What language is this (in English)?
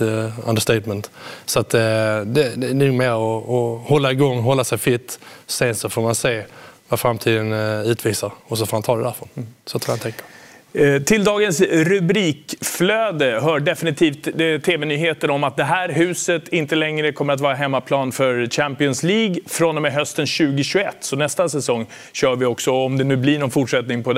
Swedish